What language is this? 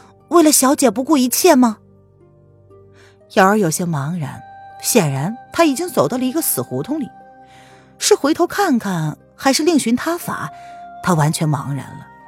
Chinese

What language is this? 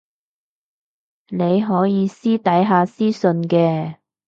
Cantonese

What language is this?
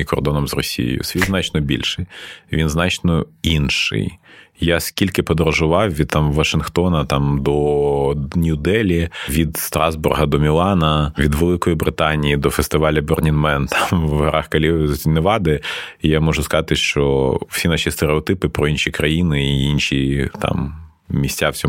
Ukrainian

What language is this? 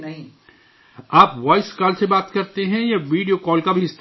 Urdu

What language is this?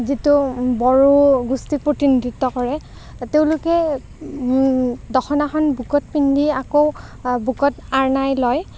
Assamese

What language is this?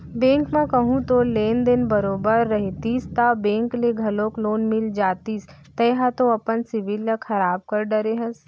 Chhattisgarhi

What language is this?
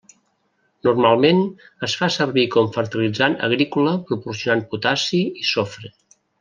Catalan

